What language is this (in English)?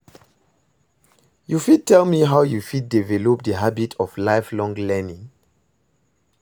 Nigerian Pidgin